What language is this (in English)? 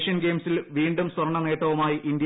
Malayalam